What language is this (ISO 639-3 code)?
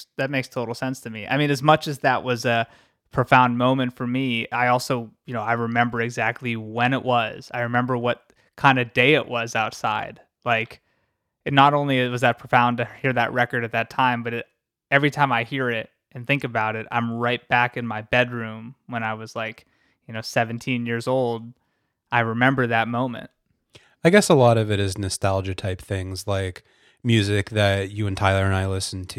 eng